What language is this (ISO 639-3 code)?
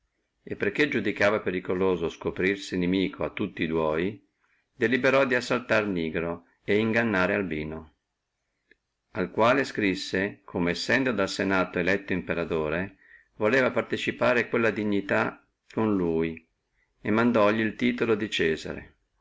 ita